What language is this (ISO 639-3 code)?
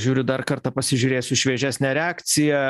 lit